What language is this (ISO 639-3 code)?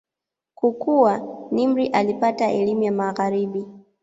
swa